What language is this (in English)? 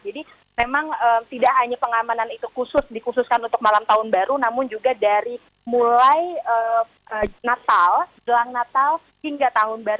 Indonesian